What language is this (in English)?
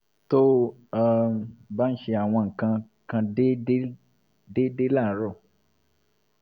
Yoruba